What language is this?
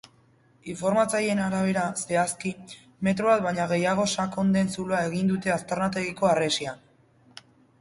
Basque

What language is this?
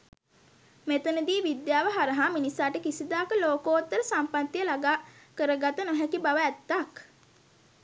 Sinhala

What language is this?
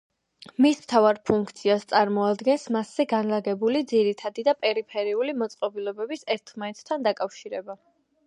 Georgian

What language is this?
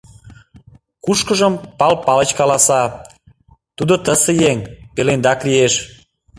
Mari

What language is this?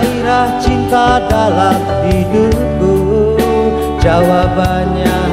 Indonesian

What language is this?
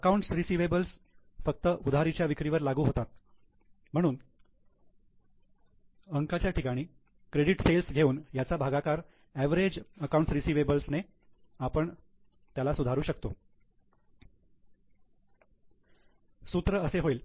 Marathi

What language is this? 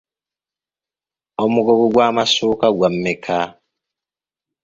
Ganda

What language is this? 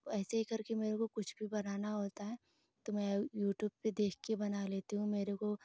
Hindi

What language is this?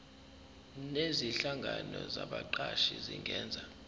Zulu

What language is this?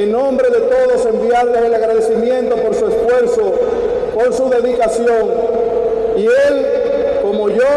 Spanish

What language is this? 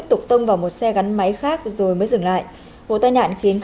Vietnamese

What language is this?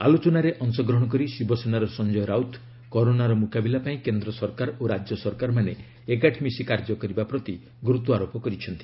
Odia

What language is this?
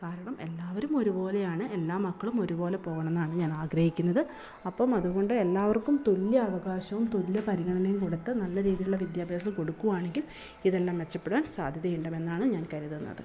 Malayalam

